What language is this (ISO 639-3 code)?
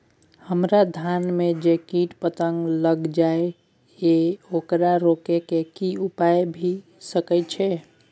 mai